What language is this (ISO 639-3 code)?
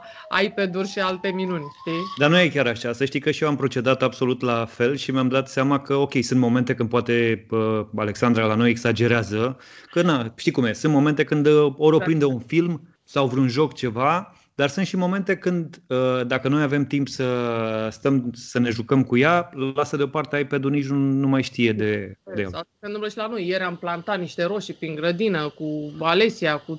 ron